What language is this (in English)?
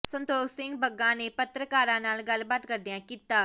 Punjabi